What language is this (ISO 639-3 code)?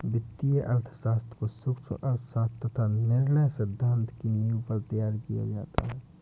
hin